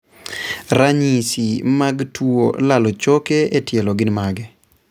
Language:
Luo (Kenya and Tanzania)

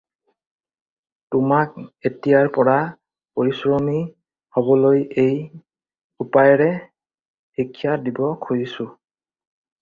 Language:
Assamese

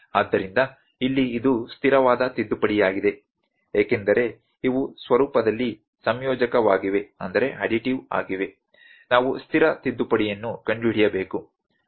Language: Kannada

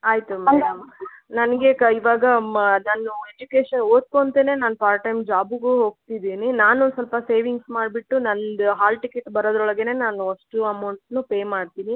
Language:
Kannada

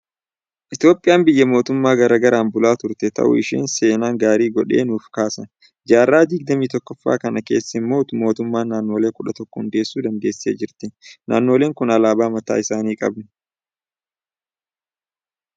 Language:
Oromo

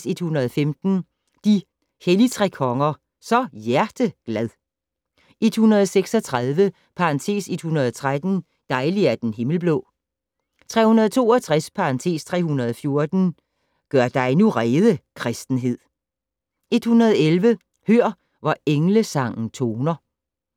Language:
Danish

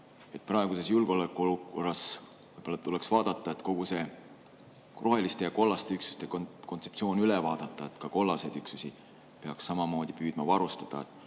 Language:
Estonian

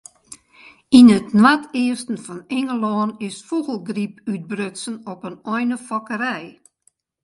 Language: Western Frisian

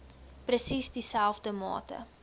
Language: Afrikaans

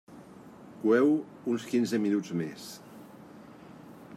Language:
Catalan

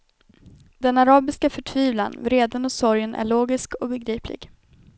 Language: Swedish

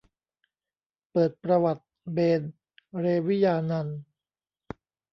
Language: Thai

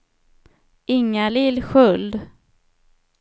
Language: Swedish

